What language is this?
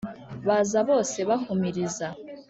Kinyarwanda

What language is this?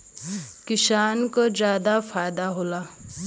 Bhojpuri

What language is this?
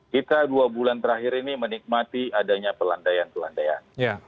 Indonesian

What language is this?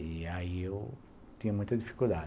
Portuguese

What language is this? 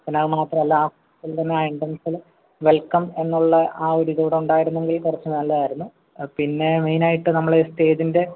Malayalam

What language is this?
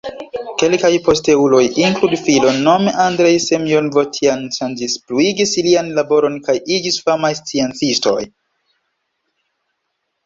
Esperanto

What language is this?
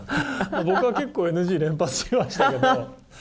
Japanese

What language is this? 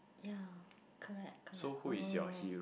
English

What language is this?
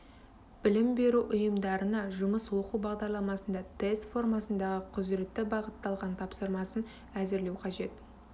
Kazakh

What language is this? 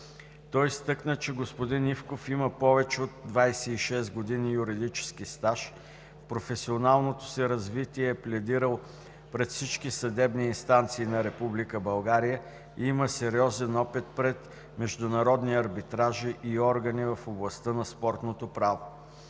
Bulgarian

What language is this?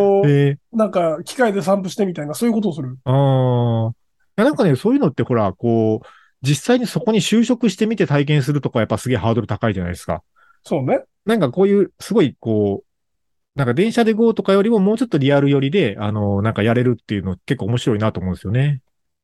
Japanese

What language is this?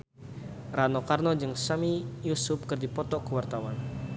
Sundanese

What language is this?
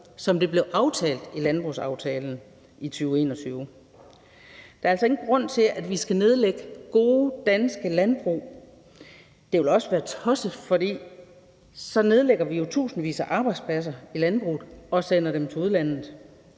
Danish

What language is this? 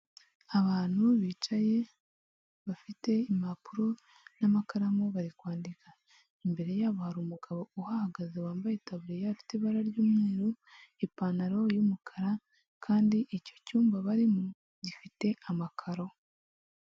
Kinyarwanda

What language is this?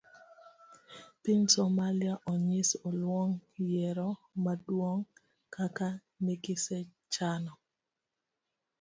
Luo (Kenya and Tanzania)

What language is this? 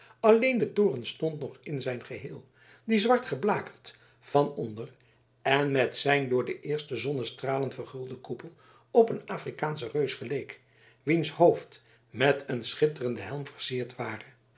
Dutch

